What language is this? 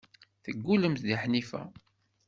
Kabyle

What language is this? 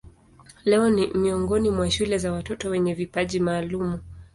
Swahili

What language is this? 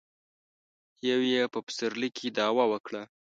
Pashto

